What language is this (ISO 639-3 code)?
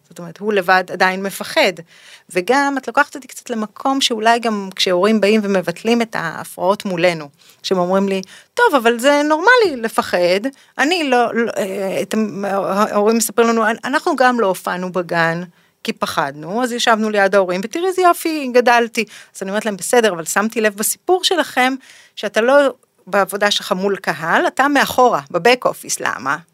heb